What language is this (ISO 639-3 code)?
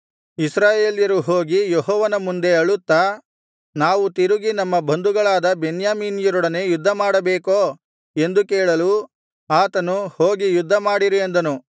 kan